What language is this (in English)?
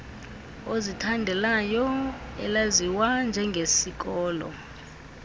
Xhosa